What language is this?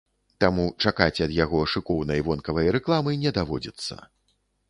Belarusian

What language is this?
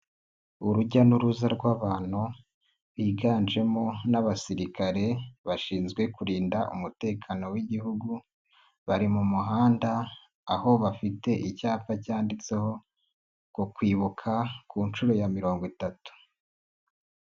Kinyarwanda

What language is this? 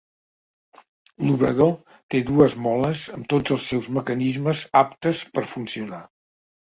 Catalan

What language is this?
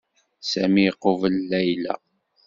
Kabyle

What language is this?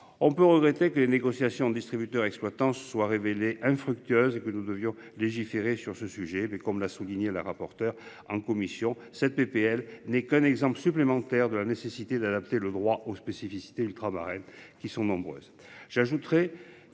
French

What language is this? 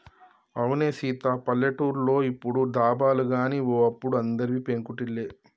Telugu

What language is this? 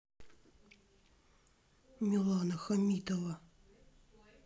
Russian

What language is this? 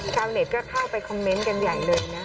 Thai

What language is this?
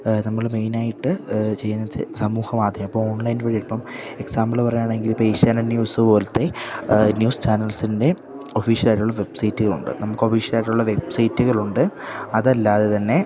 Malayalam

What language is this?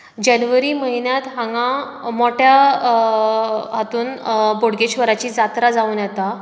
Konkani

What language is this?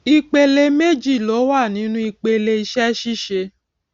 Yoruba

